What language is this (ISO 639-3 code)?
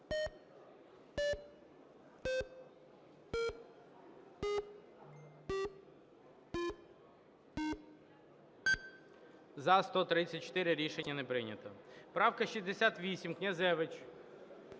ukr